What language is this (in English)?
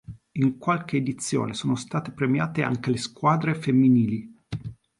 Italian